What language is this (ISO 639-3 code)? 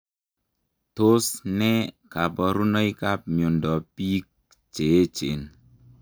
kln